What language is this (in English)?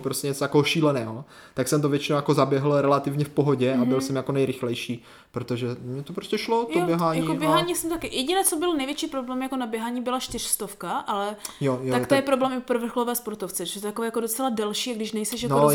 Czech